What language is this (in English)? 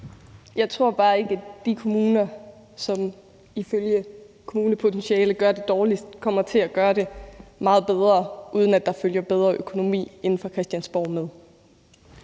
Danish